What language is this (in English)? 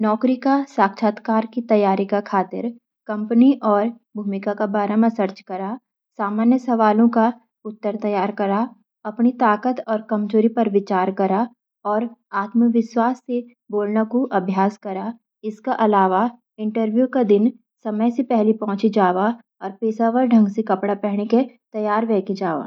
Garhwali